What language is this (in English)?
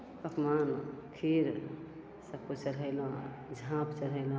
Maithili